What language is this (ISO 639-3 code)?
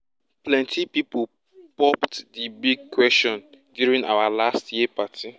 pcm